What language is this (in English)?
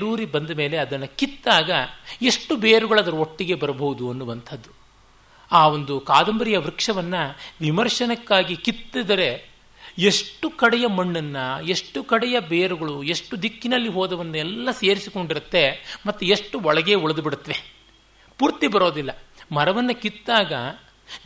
Kannada